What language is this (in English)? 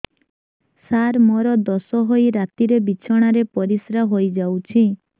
Odia